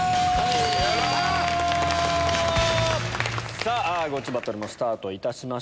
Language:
Japanese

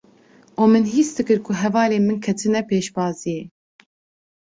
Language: Kurdish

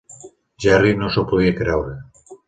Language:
Catalan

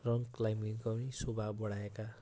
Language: Nepali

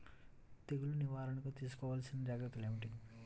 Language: Telugu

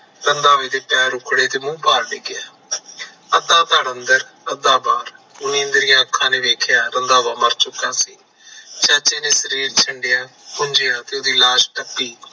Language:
Punjabi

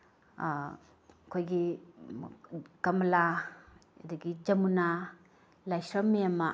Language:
Manipuri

